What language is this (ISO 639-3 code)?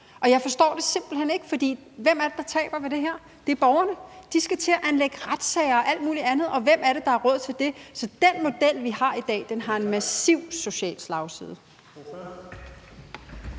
dan